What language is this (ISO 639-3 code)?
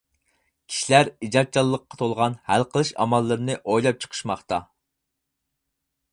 uig